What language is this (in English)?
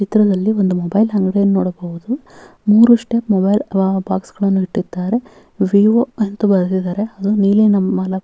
Kannada